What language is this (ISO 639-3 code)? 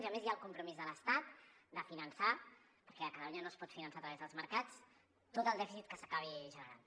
cat